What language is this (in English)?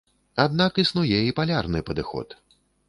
Belarusian